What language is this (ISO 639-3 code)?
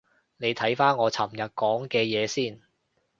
yue